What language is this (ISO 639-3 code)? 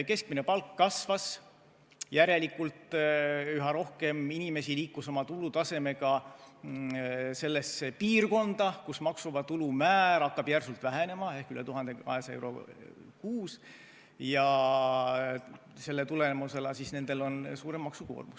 est